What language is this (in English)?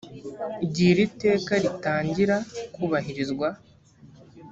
Kinyarwanda